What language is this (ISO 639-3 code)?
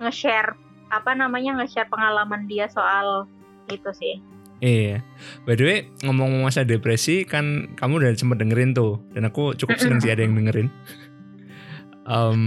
ind